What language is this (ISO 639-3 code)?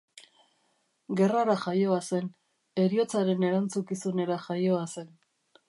eus